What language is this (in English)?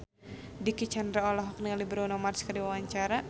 Sundanese